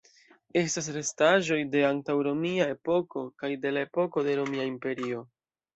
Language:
Esperanto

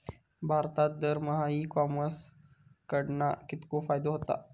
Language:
Marathi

